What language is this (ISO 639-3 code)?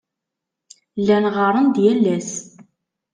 kab